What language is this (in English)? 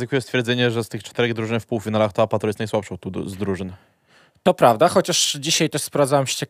Polish